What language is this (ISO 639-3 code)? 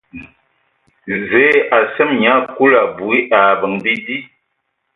ewo